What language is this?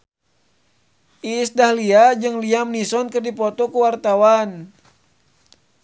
Sundanese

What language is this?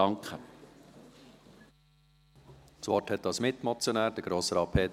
Swiss German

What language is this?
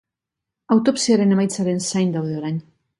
Basque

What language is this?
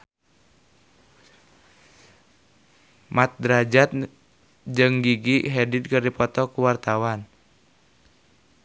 Sundanese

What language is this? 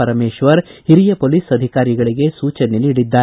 Kannada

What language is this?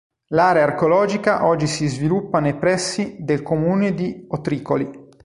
Italian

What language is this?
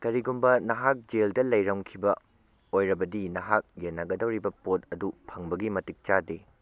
Manipuri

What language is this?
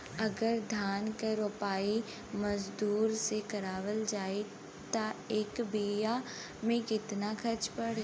Bhojpuri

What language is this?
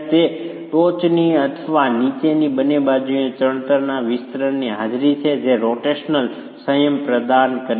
Gujarati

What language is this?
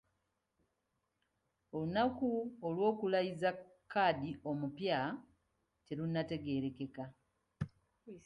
Ganda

